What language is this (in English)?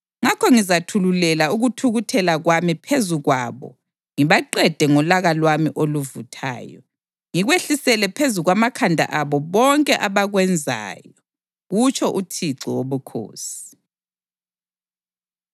North Ndebele